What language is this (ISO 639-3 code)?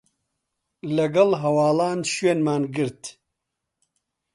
ckb